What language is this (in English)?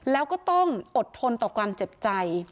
Thai